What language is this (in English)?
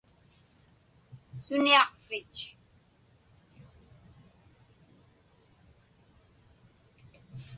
Inupiaq